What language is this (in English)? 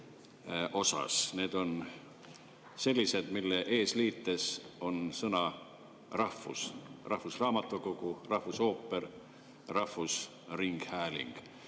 Estonian